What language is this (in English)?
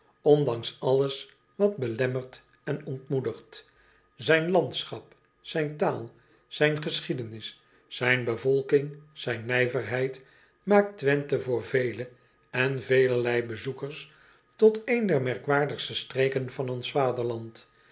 Dutch